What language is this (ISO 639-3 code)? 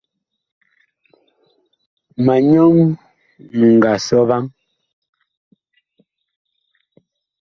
bkh